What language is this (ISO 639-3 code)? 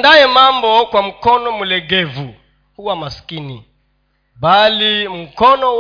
swa